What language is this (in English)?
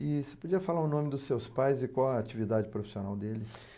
Portuguese